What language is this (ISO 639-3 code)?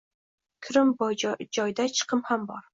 uzb